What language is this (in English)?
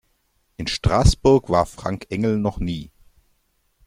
German